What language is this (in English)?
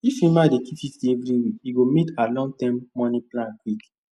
Nigerian Pidgin